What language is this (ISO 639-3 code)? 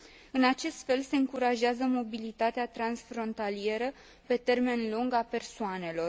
ron